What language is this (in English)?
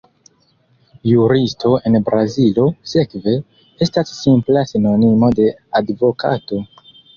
Esperanto